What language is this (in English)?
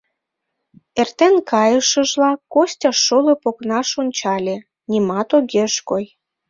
Mari